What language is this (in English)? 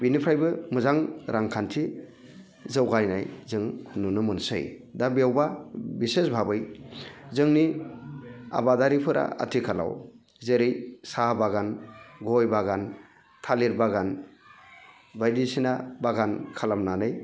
Bodo